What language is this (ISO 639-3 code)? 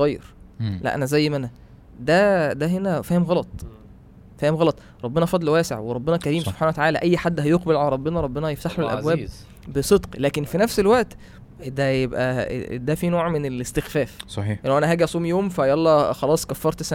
ara